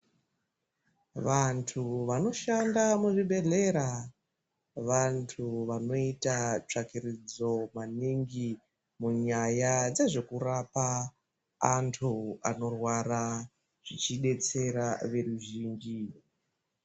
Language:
Ndau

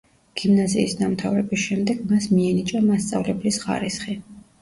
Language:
Georgian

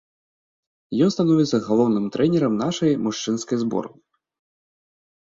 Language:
Belarusian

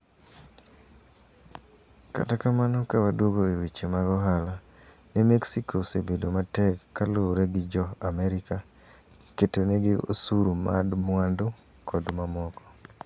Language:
Luo (Kenya and Tanzania)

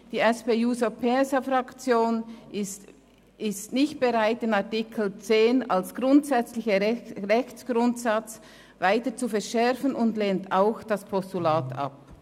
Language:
Swiss German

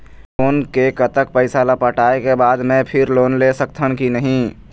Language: Chhattisgarhi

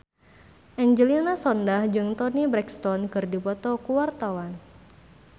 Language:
Sundanese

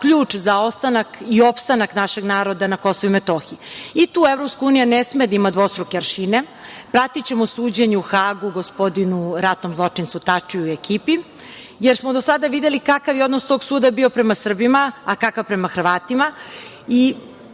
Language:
Serbian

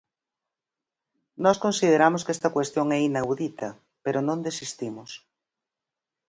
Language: Galician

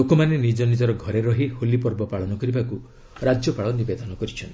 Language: Odia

